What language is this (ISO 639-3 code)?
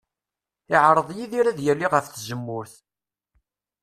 kab